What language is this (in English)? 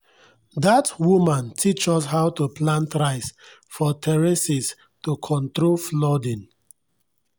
Nigerian Pidgin